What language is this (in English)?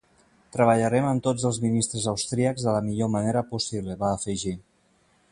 Catalan